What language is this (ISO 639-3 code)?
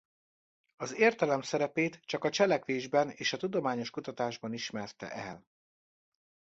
hun